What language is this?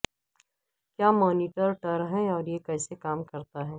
Urdu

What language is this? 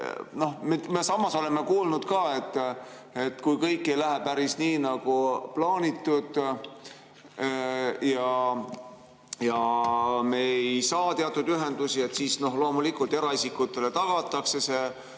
Estonian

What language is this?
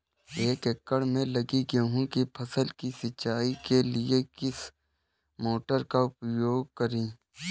Hindi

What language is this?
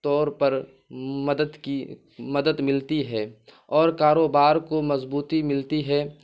Urdu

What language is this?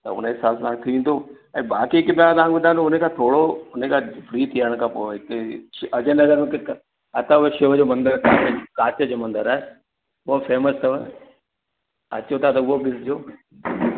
Sindhi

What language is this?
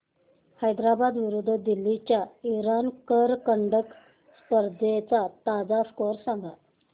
Marathi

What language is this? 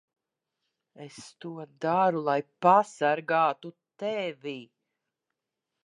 Latvian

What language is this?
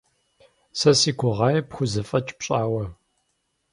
Kabardian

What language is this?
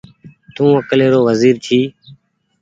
Goaria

